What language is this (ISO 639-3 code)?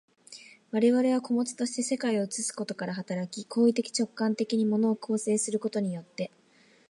jpn